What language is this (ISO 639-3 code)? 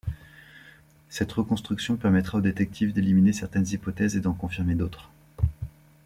fra